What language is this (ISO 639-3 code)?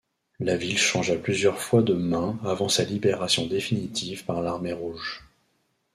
fra